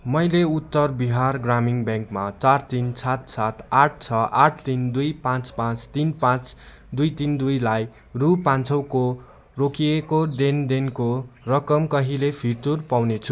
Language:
Nepali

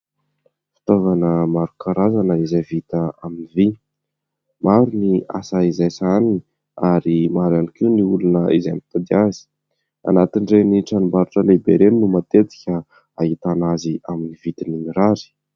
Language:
Malagasy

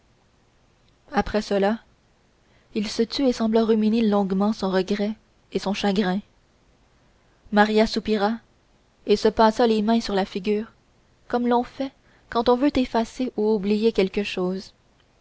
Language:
French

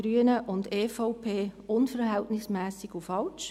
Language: Swiss German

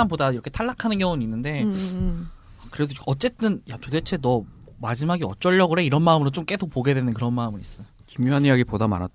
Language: Korean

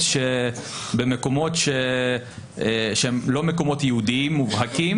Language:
Hebrew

